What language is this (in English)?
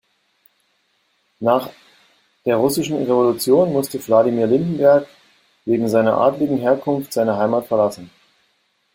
German